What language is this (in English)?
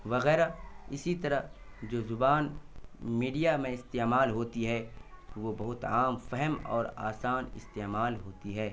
Urdu